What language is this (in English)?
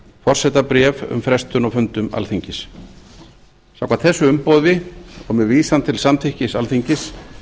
Icelandic